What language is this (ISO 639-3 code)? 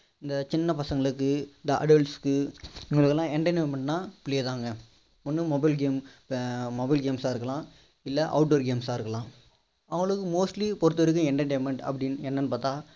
tam